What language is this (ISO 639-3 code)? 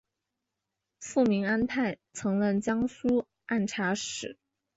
zho